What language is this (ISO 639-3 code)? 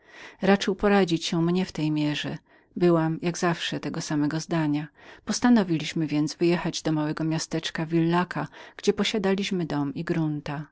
pol